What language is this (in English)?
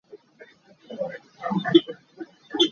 Hakha Chin